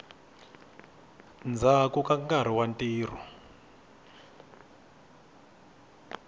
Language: Tsonga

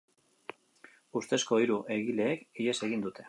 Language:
Basque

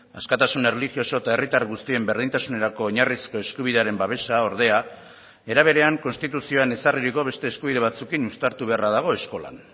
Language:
Basque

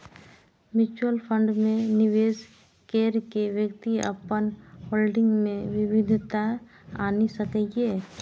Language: Maithili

